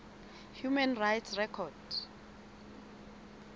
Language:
Southern Sotho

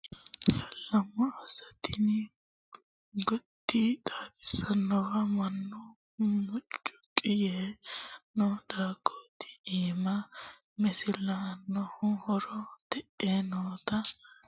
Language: Sidamo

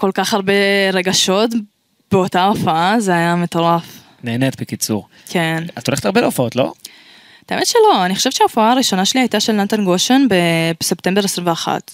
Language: Hebrew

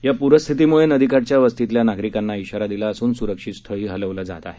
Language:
Marathi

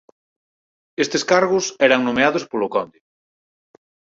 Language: Galician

